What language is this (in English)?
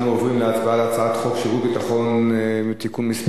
Hebrew